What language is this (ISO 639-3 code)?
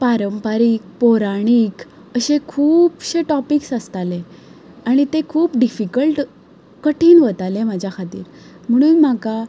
kok